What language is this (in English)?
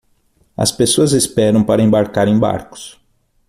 Portuguese